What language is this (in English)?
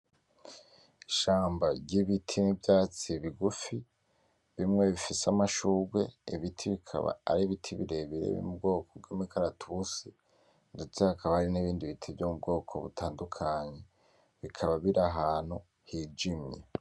Rundi